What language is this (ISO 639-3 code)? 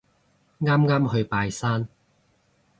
yue